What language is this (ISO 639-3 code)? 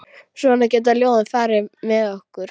isl